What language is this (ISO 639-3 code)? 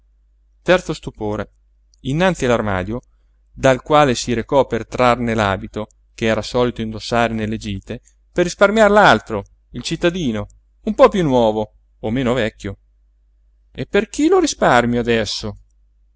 ita